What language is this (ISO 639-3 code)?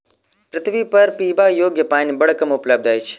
mai